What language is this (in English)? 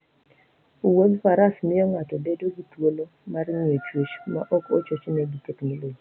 Luo (Kenya and Tanzania)